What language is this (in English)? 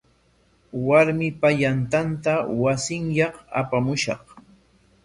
Corongo Ancash Quechua